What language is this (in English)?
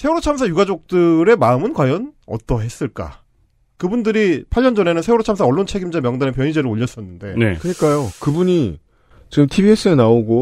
Korean